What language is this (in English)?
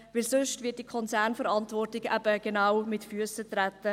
Swiss German